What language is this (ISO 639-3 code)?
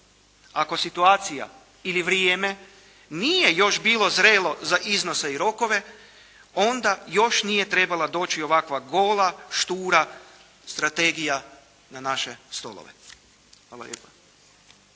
hrv